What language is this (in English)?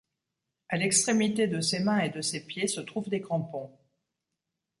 French